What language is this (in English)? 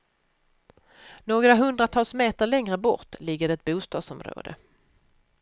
Swedish